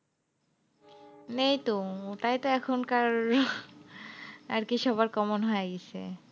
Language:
Bangla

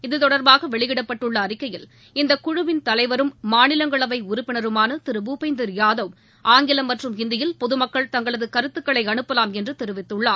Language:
Tamil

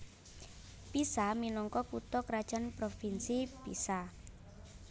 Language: Javanese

